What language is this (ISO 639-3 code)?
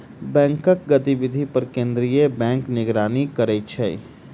mai